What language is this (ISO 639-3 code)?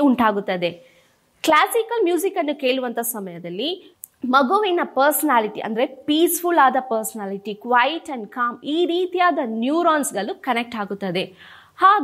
kan